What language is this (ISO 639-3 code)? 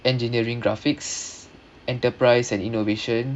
eng